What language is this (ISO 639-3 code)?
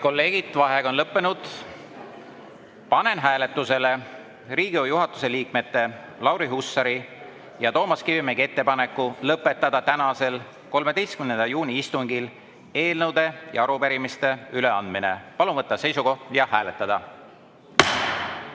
est